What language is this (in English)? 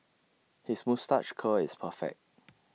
English